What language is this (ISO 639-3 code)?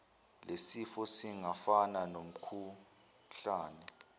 zul